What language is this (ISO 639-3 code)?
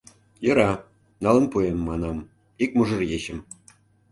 chm